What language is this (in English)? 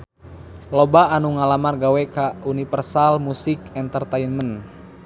Sundanese